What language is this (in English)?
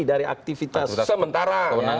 Indonesian